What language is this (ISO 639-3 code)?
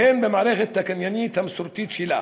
heb